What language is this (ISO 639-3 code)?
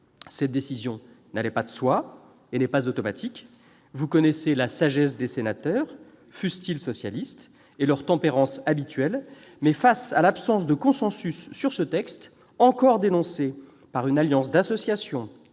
fra